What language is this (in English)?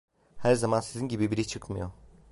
Turkish